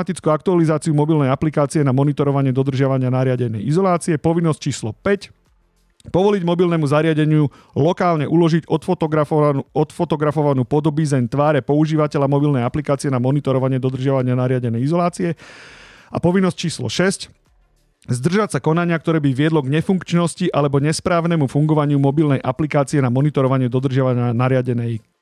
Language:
Slovak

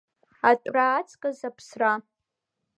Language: Abkhazian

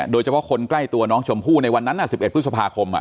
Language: Thai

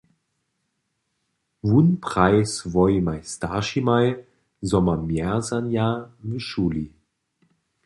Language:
Upper Sorbian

